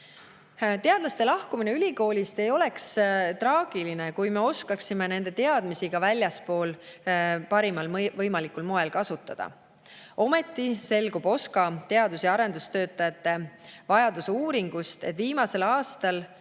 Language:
Estonian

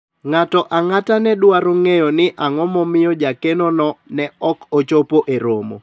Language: Luo (Kenya and Tanzania)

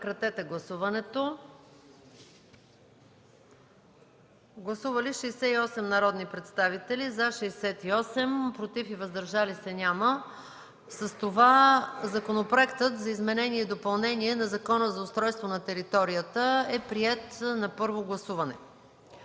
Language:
Bulgarian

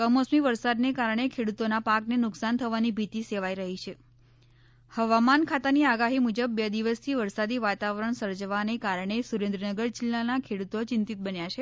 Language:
Gujarati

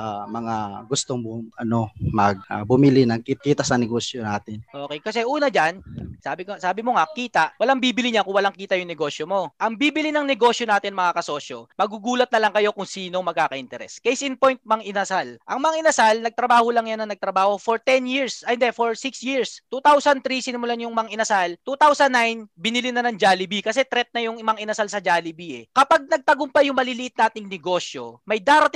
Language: Filipino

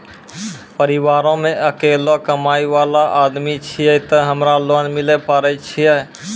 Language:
Maithili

